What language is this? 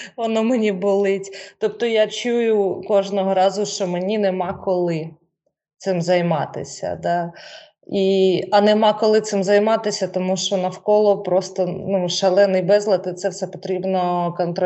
Ukrainian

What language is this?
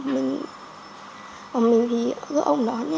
Vietnamese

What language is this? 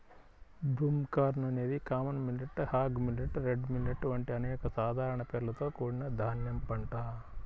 Telugu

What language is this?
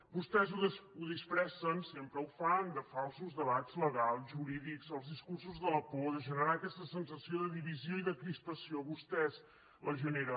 Catalan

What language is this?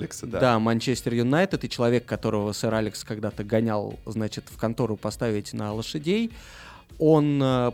Russian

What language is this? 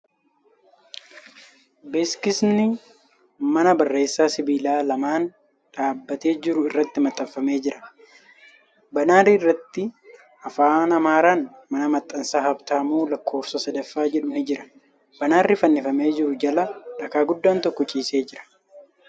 Oromo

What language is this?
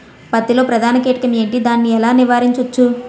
Telugu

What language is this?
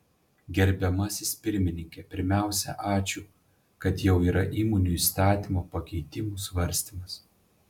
Lithuanian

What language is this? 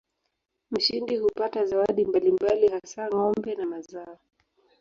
Swahili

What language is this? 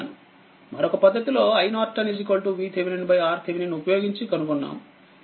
Telugu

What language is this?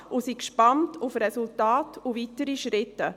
Swiss German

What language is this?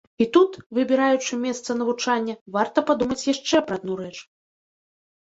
Belarusian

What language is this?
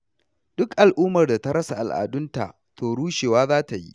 Hausa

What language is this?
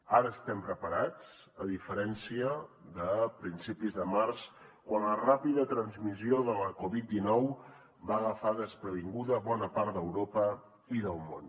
Catalan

